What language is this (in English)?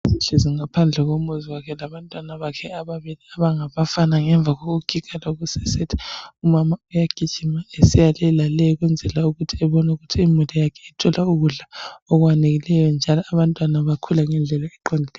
North Ndebele